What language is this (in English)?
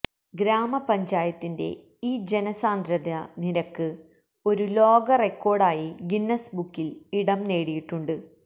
Malayalam